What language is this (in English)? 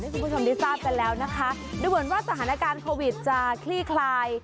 Thai